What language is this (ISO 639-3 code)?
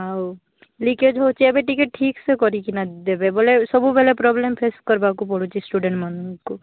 ori